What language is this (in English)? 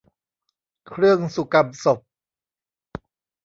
Thai